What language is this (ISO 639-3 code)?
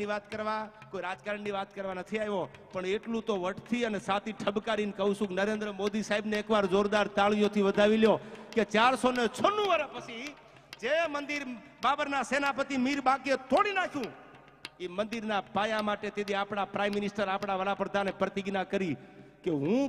guj